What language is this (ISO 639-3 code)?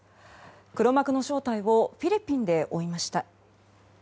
jpn